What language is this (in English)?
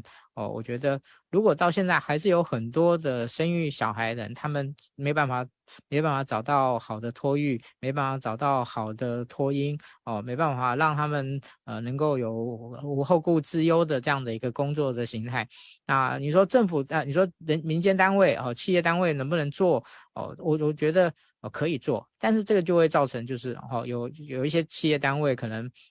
Chinese